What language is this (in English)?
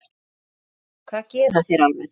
Icelandic